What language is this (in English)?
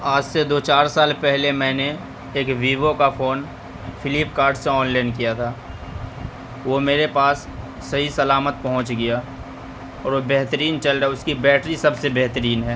Urdu